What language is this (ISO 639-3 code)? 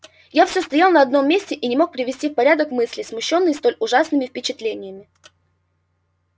rus